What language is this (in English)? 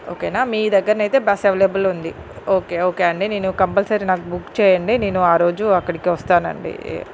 Telugu